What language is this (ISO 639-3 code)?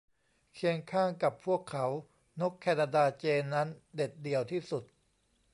tha